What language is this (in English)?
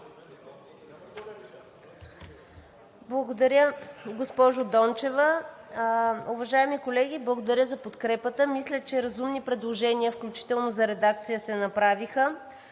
Bulgarian